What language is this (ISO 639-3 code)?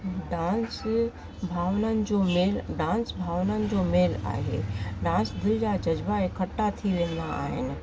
snd